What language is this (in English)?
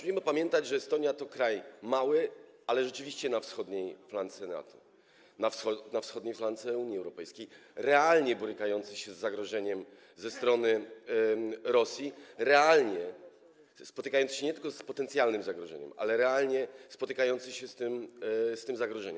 Polish